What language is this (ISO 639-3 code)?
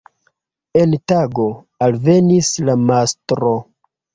epo